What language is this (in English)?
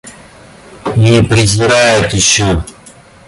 Russian